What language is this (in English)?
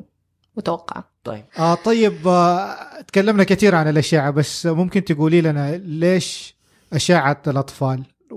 Arabic